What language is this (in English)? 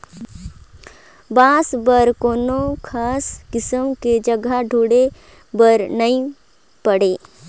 Chhattisgarhi